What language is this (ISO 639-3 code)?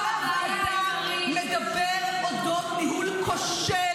heb